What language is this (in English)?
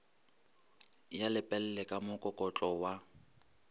Northern Sotho